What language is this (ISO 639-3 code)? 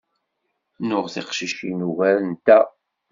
kab